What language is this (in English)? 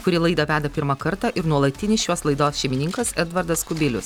Lithuanian